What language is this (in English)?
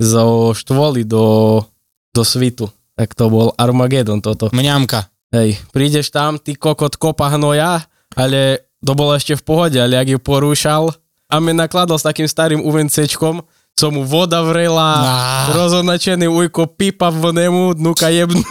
Slovak